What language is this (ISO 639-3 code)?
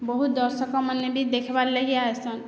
ori